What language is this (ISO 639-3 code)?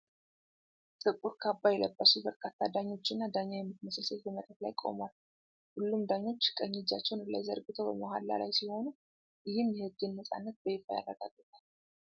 amh